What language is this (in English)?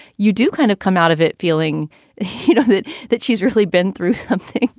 English